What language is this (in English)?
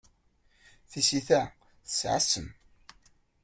Kabyle